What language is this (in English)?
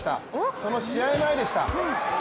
Japanese